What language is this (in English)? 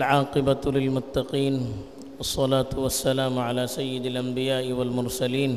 Urdu